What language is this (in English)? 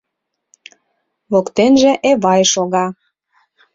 Mari